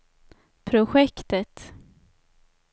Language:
Swedish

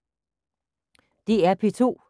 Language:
Danish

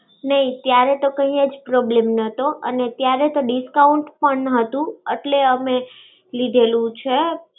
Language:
Gujarati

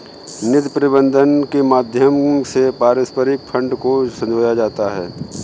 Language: Hindi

